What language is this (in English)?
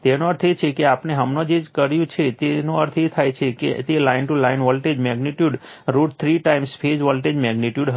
Gujarati